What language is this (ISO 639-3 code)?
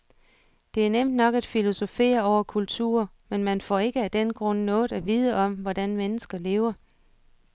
dan